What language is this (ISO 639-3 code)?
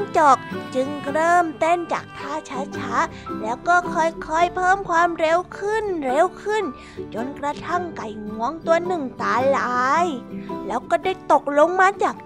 tha